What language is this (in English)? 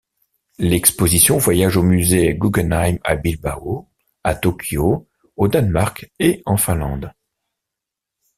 French